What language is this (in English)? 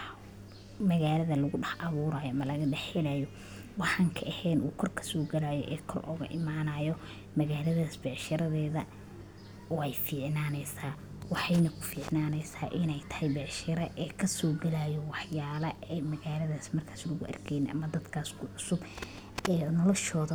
Somali